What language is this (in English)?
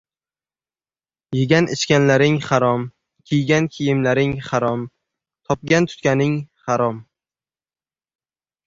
Uzbek